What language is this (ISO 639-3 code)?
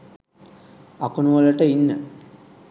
sin